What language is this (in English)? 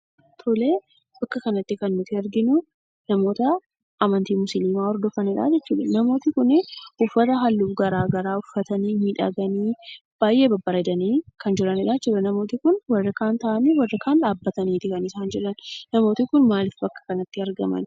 Oromo